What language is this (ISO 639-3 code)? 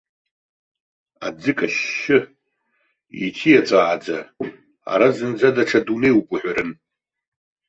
abk